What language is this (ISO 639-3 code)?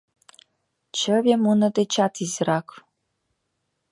chm